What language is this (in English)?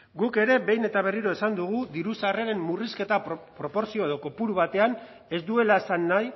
Basque